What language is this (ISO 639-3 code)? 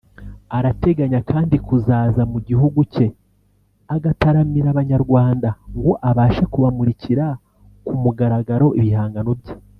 kin